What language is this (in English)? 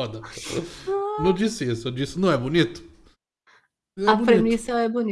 Portuguese